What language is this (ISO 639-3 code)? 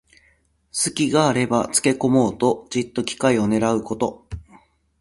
jpn